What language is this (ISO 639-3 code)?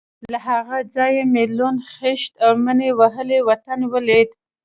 pus